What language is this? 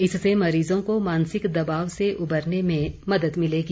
Hindi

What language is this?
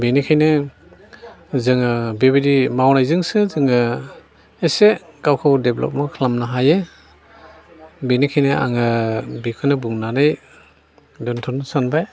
Bodo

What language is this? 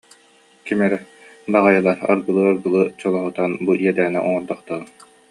Yakut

